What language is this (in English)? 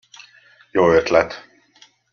Hungarian